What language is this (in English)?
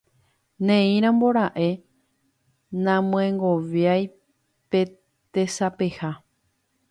Guarani